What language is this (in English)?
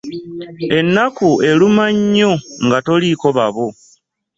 Ganda